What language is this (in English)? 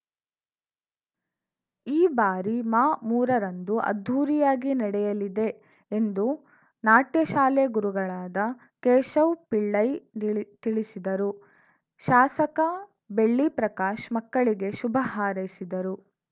Kannada